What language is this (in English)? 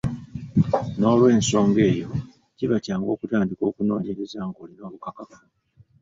Ganda